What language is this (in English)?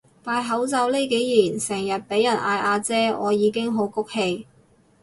Cantonese